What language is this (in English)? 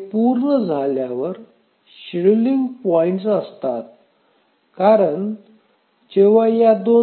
Marathi